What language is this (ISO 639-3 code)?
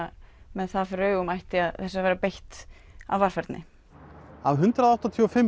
isl